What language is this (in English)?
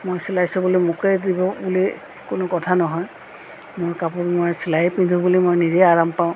Assamese